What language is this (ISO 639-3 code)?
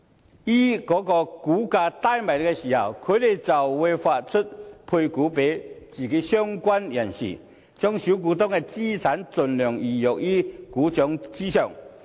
yue